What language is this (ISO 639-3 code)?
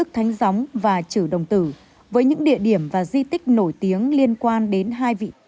vie